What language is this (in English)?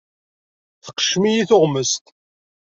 Kabyle